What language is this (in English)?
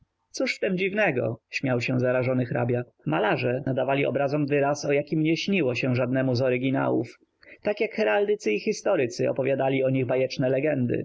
Polish